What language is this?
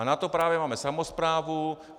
Czech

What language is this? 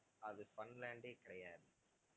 Tamil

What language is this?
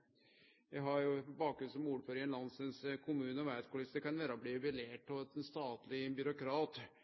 Norwegian Nynorsk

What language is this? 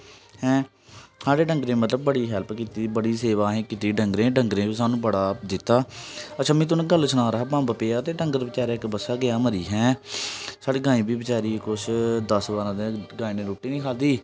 Dogri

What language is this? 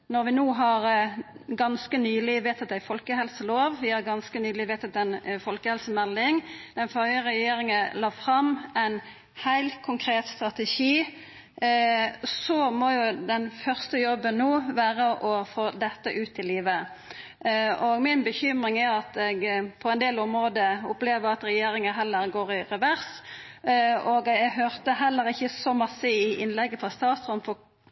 Norwegian Nynorsk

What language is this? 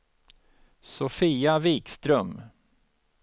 Swedish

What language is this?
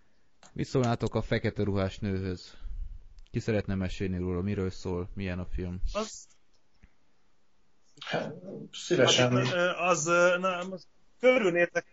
Hungarian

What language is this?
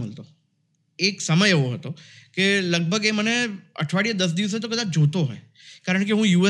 Gujarati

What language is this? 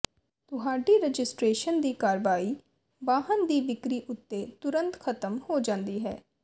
Punjabi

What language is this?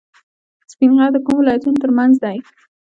Pashto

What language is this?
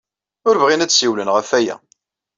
Kabyle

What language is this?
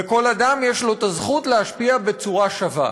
Hebrew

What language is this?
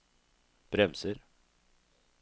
Norwegian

